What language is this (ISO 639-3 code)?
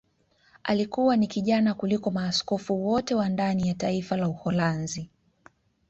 swa